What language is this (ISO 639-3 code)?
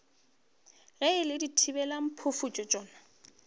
nso